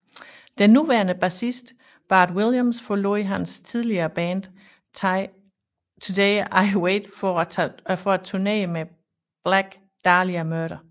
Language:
Danish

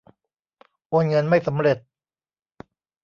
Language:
Thai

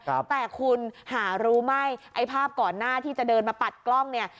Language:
Thai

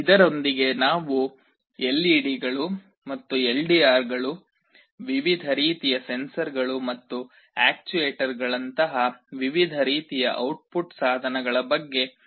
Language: Kannada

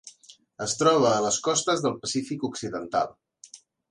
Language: Catalan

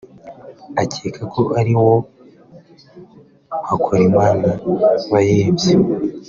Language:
Kinyarwanda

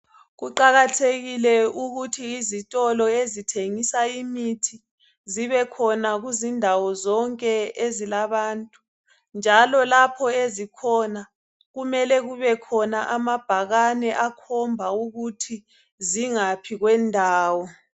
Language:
North Ndebele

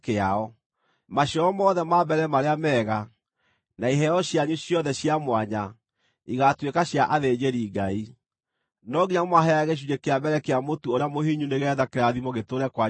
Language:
Kikuyu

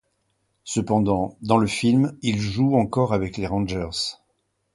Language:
French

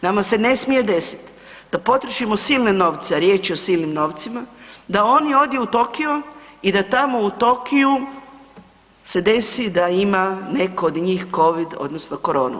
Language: Croatian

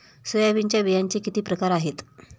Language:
Marathi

